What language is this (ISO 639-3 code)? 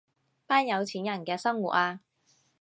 yue